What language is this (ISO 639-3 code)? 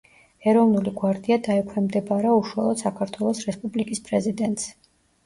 kat